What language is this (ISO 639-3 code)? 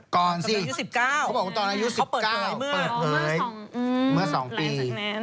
tha